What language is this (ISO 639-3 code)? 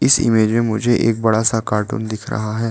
hin